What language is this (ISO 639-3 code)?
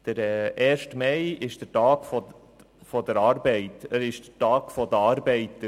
gsw